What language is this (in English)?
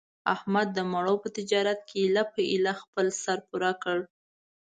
Pashto